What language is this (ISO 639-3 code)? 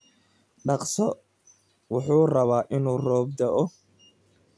som